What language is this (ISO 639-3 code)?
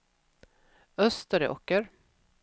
swe